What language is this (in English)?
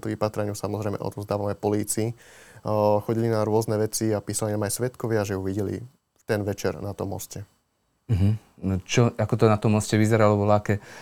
Slovak